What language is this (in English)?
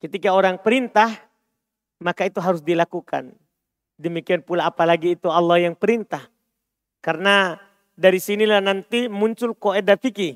Indonesian